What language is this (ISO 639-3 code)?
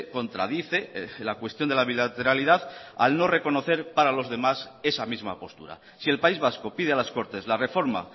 spa